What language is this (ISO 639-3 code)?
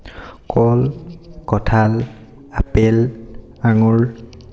asm